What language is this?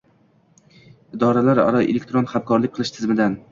Uzbek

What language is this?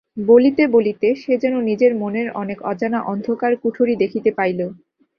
Bangla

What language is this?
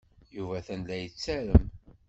Kabyle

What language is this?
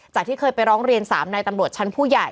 Thai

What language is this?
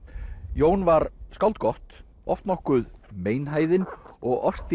Icelandic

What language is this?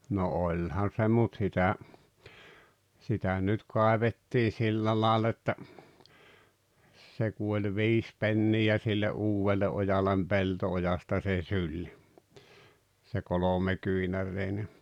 Finnish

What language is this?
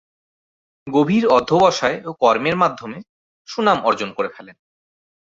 Bangla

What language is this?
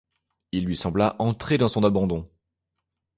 French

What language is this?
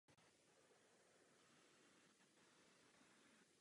Czech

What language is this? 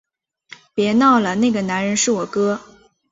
Chinese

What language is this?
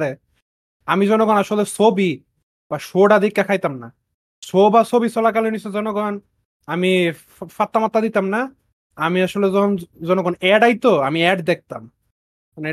Bangla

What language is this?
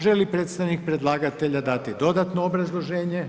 Croatian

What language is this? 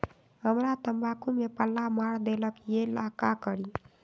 Magahi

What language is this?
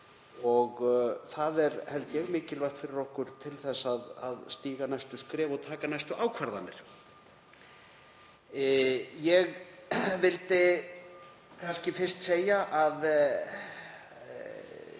Icelandic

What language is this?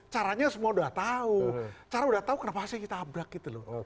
Indonesian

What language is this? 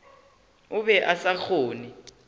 Northern Sotho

